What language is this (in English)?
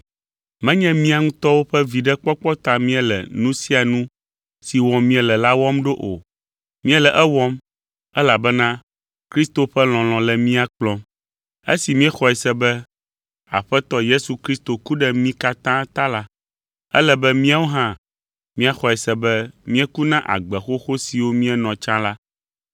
Ewe